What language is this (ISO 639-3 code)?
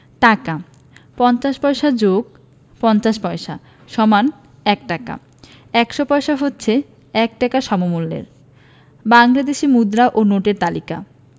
ben